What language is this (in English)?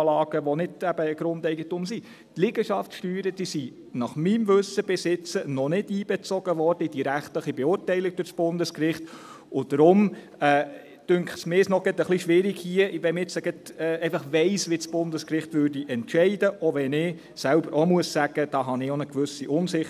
Swiss German